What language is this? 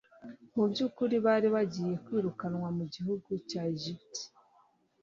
Kinyarwanda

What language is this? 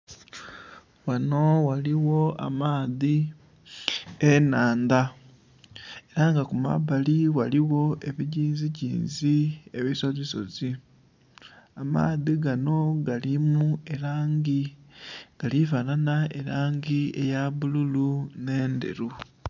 Soga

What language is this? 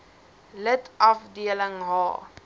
Afrikaans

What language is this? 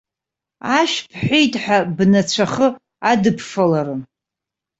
Abkhazian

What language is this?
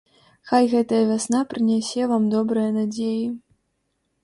Belarusian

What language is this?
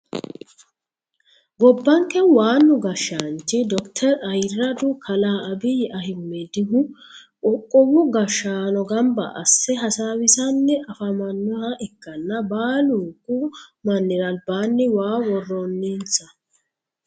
Sidamo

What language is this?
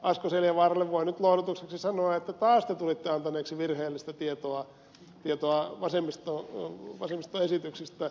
Finnish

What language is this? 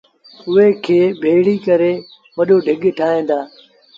Sindhi Bhil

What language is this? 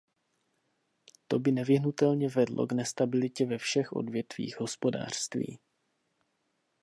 Czech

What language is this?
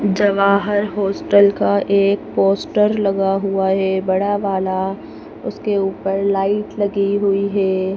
Hindi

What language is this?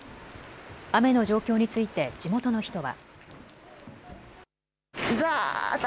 Japanese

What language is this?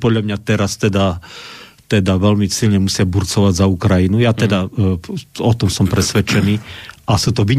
Slovak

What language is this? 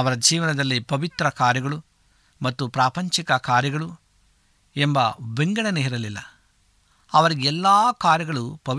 Kannada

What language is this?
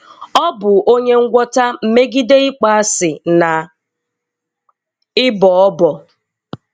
Igbo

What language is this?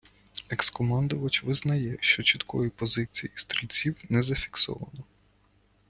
Ukrainian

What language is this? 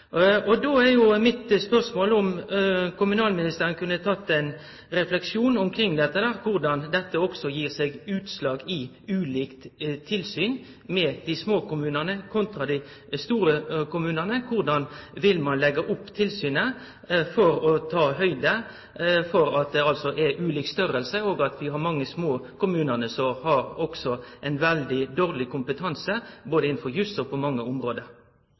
Norwegian Nynorsk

